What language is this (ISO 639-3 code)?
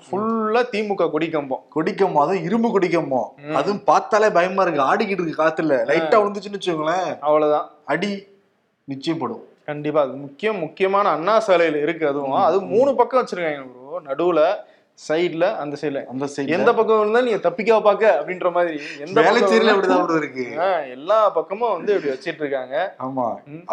tam